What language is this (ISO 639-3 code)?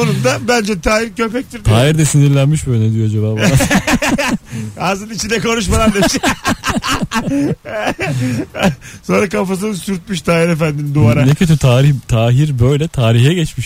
tur